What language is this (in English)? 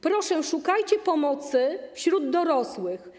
Polish